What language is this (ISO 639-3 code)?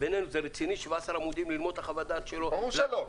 heb